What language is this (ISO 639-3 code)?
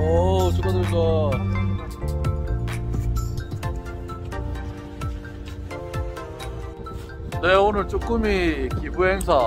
kor